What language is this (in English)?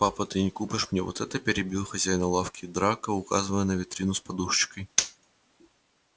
Russian